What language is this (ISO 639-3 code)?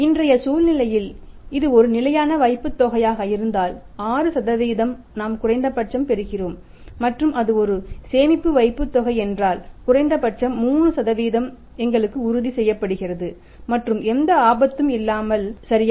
tam